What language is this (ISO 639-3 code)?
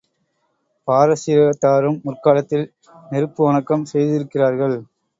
tam